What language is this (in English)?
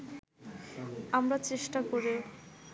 Bangla